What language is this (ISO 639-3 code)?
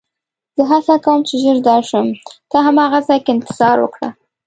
pus